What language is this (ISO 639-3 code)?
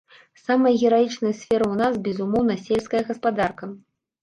bel